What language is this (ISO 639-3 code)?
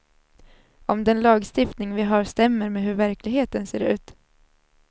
swe